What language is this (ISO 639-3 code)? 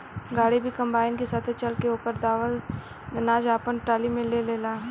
bho